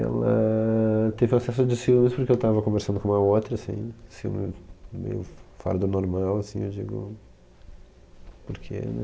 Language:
Portuguese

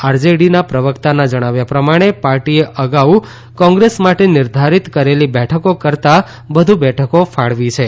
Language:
Gujarati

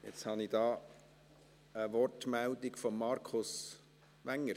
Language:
Swiss German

